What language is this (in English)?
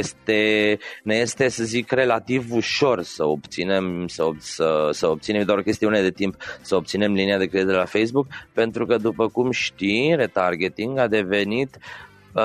Romanian